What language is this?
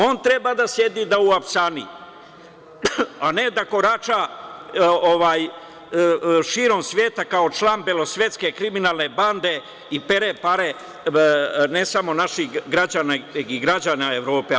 Serbian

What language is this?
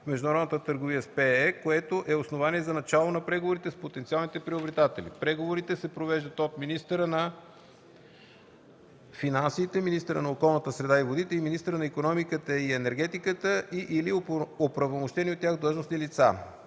Bulgarian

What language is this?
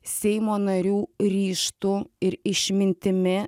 Lithuanian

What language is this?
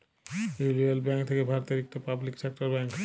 Bangla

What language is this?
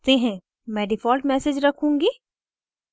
Hindi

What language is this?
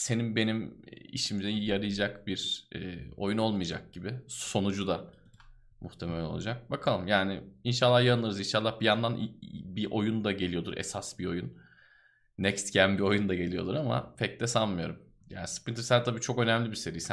Turkish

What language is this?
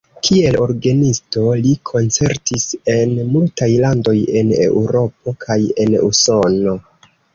Esperanto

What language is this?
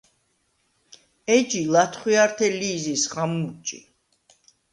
Svan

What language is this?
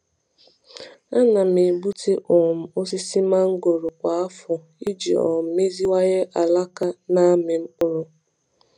Igbo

